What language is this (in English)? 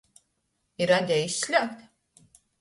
Latgalian